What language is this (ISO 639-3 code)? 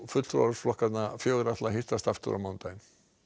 isl